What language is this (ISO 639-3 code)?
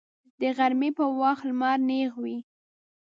pus